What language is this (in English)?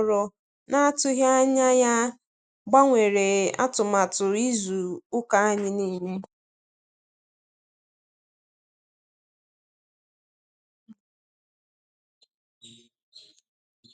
Igbo